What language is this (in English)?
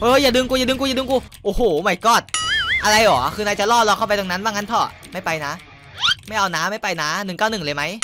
Thai